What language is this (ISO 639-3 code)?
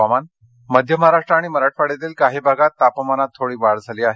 mar